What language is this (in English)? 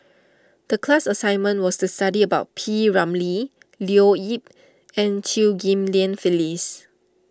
English